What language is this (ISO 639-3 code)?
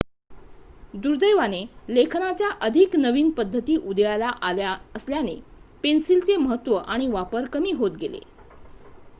mar